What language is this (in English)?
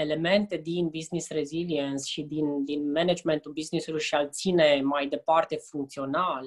Romanian